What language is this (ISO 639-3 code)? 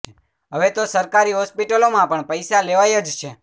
guj